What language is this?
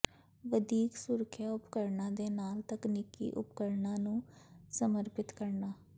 Punjabi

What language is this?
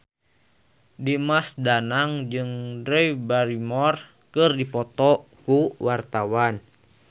Sundanese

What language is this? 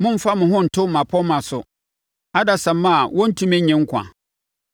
Akan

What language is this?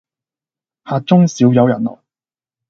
Cantonese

